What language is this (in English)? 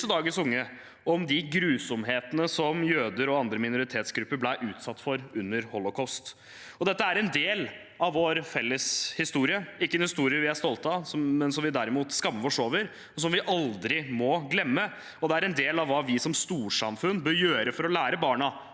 Norwegian